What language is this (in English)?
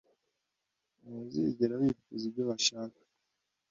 Kinyarwanda